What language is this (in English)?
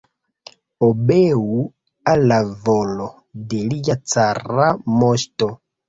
Esperanto